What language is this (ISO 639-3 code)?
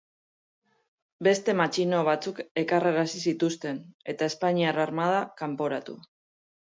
eus